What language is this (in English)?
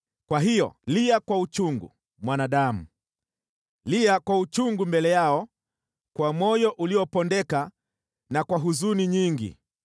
Swahili